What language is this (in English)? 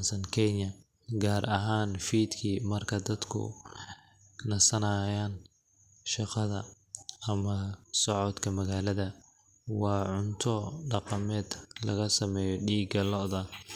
Somali